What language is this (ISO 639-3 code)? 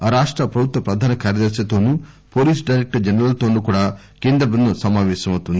tel